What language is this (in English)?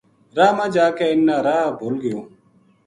Gujari